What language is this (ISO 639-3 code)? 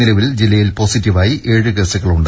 mal